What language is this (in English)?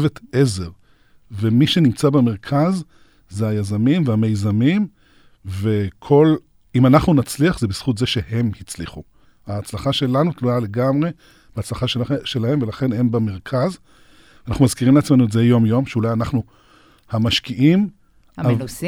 Hebrew